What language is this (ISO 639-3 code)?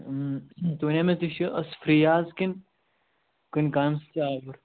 kas